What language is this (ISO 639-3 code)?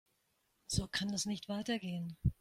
deu